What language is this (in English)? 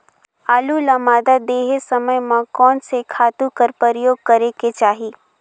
Chhattisgarhi